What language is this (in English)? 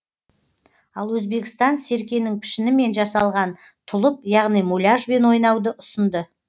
Kazakh